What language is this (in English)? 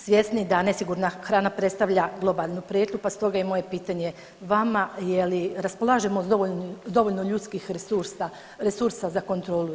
Croatian